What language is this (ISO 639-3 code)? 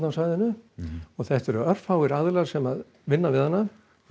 isl